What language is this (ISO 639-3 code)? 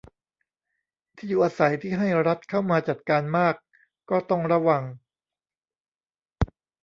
tha